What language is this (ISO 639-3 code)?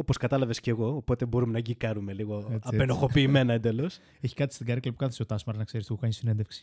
ell